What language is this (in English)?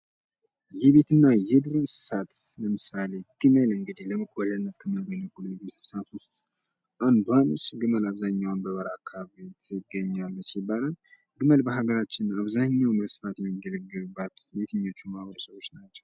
Amharic